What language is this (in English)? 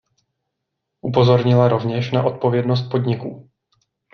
Czech